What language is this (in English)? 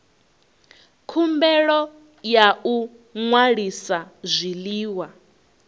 Venda